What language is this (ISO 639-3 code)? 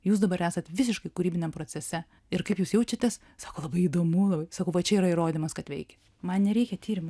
lit